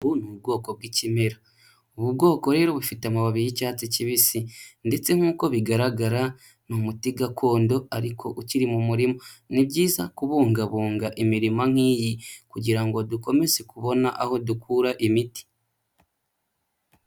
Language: Kinyarwanda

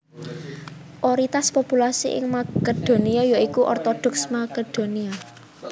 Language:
Javanese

